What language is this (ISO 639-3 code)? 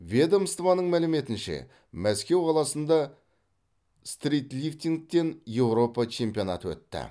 kaz